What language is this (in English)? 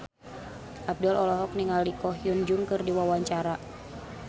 Sundanese